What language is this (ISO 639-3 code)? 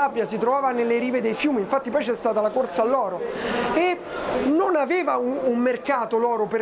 ita